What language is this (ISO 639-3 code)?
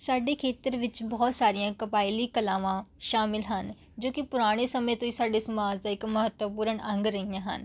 pan